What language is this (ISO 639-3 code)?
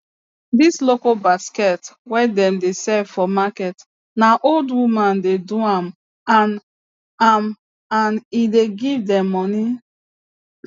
pcm